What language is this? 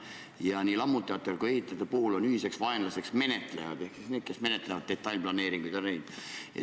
Estonian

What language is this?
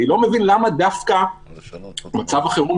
Hebrew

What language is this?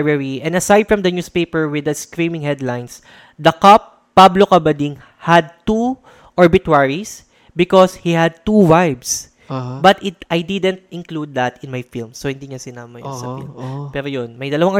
Filipino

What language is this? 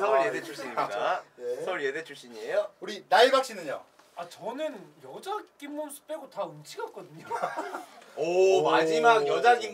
Korean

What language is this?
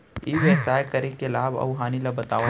Chhattisgarhi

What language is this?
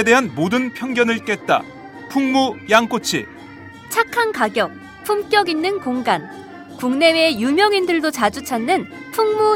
Korean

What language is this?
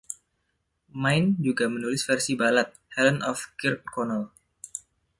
Indonesian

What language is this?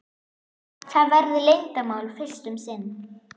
Icelandic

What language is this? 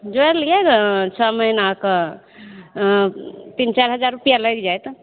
Maithili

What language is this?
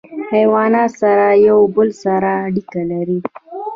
Pashto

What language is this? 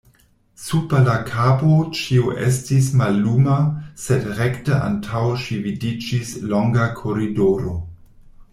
Esperanto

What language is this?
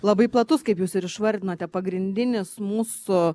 Lithuanian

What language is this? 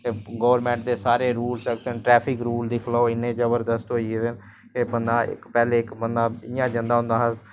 Dogri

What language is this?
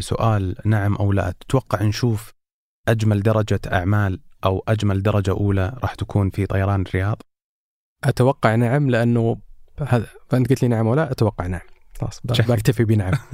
Arabic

